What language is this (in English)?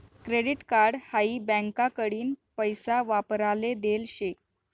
Marathi